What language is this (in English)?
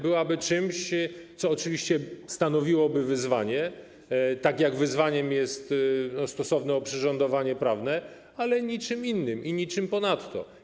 Polish